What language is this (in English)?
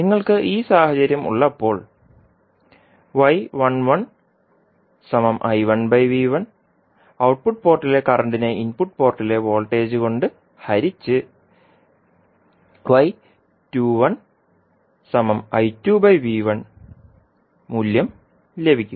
Malayalam